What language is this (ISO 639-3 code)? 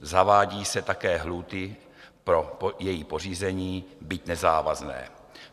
ces